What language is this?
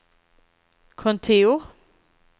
Swedish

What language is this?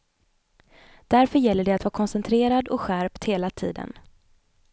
Swedish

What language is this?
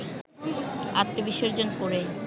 Bangla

